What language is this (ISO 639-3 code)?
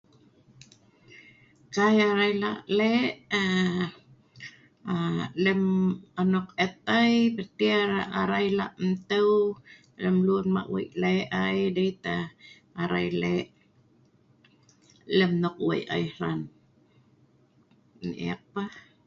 snv